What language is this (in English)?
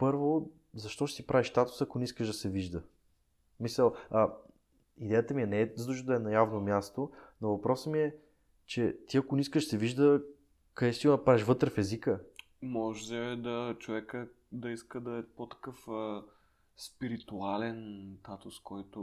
Bulgarian